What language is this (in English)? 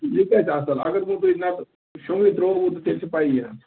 Kashmiri